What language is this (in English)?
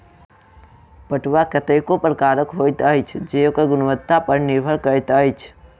Maithili